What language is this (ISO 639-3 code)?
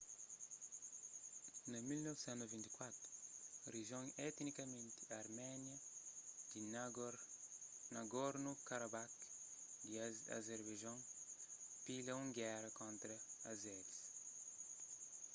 kea